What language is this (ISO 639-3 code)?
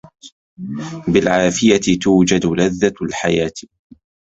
ara